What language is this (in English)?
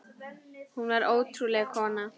Icelandic